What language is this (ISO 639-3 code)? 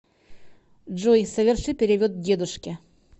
rus